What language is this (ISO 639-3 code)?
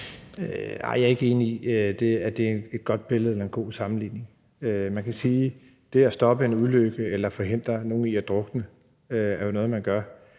dan